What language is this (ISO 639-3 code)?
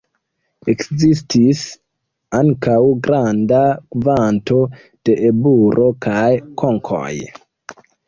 epo